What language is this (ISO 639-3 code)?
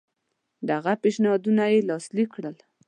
pus